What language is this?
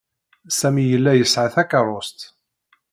Kabyle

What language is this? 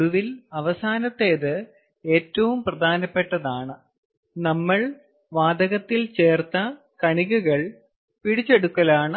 Malayalam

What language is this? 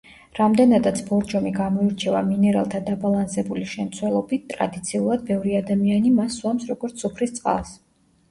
Georgian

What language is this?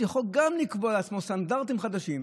Hebrew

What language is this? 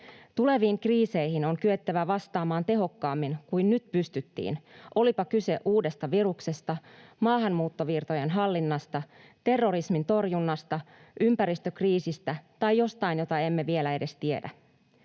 Finnish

